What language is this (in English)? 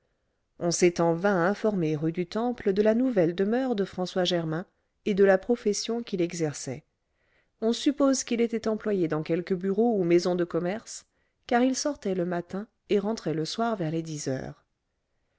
French